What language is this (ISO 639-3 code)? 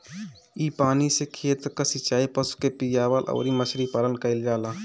bho